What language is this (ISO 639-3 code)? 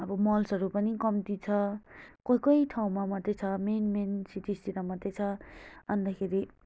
nep